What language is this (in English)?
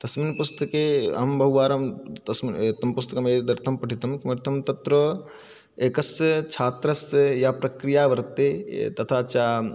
Sanskrit